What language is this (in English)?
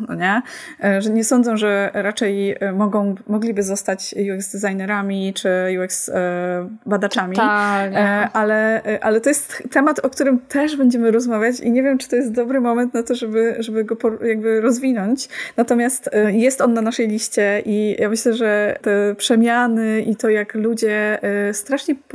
Polish